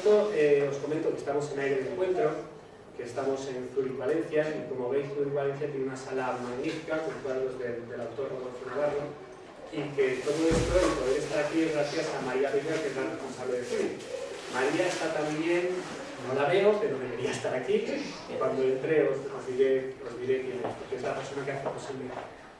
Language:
Spanish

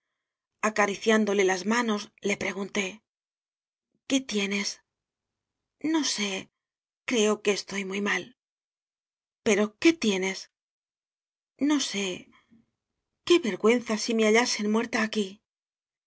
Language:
Spanish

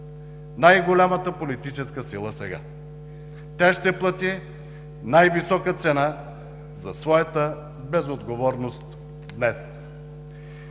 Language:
Bulgarian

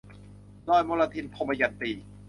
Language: Thai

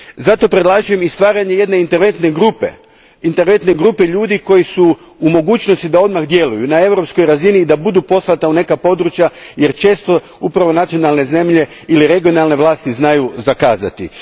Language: Croatian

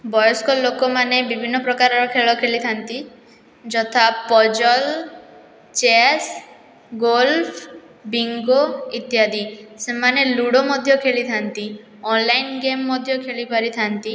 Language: Odia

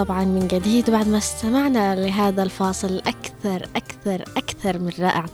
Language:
Arabic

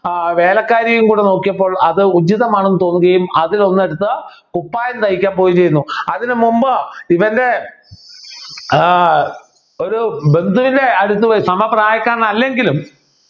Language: Malayalam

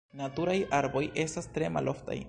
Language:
Esperanto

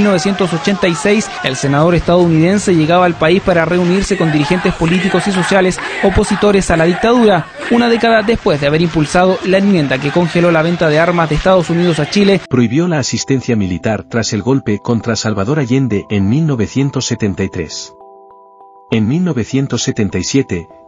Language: Spanish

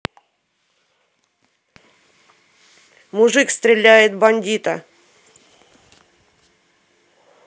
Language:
Russian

